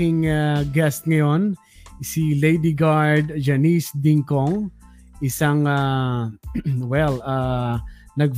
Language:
Filipino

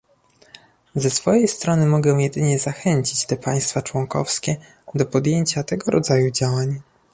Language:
Polish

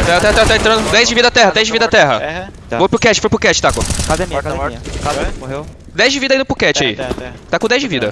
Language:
Portuguese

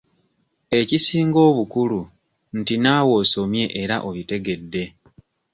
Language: Ganda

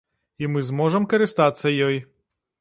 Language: Belarusian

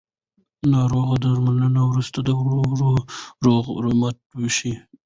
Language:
Pashto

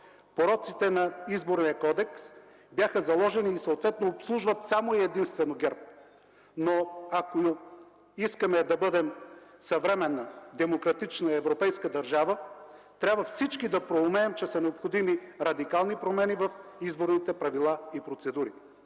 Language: Bulgarian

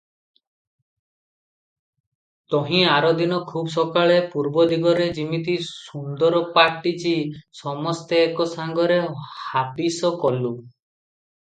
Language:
Odia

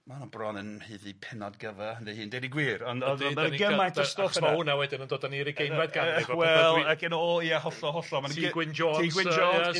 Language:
Welsh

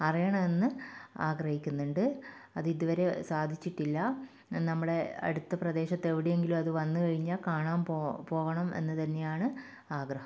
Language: Malayalam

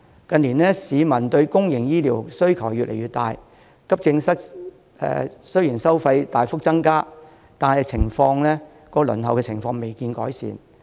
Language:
Cantonese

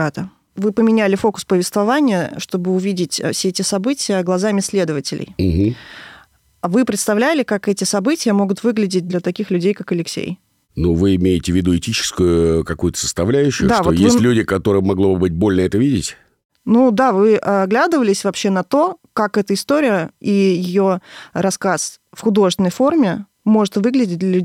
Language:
Russian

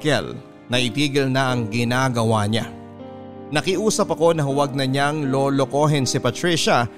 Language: Filipino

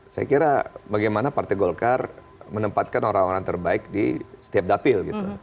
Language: Indonesian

